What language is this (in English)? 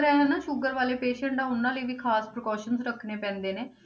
Punjabi